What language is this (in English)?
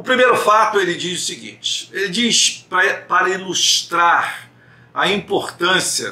Portuguese